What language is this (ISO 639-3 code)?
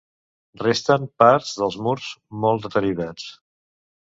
cat